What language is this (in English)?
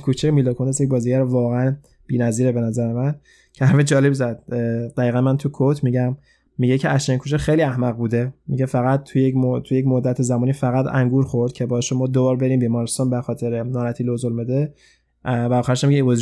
Persian